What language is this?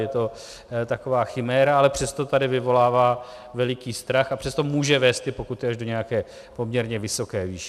Czech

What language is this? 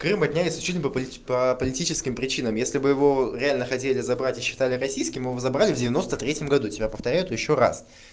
Russian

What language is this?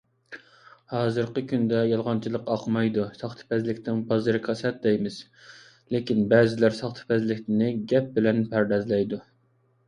Uyghur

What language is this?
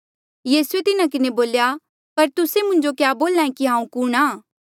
Mandeali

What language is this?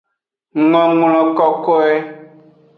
Aja (Benin)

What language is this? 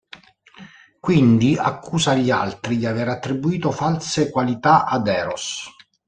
Italian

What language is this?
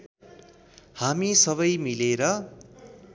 Nepali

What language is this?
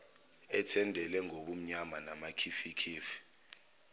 Zulu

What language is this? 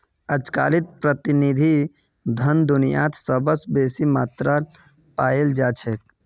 Magahi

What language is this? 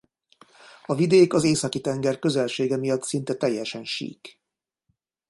Hungarian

